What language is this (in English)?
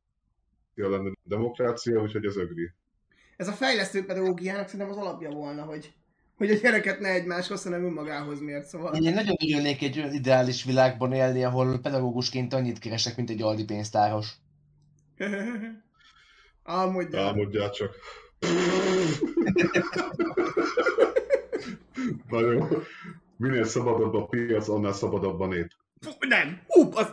Hungarian